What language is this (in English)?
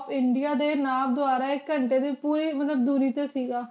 Punjabi